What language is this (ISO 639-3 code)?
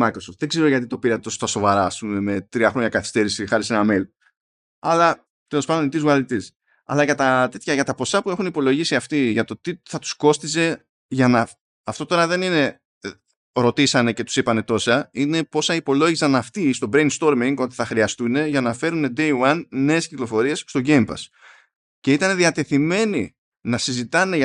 ell